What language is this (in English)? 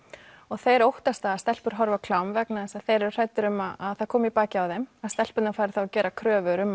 Icelandic